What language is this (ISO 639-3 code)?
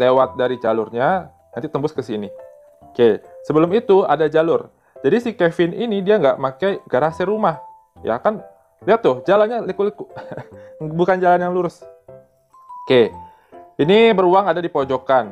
ind